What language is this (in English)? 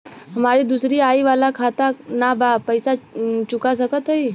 Bhojpuri